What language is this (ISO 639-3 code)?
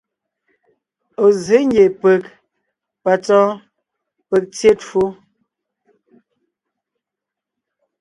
nnh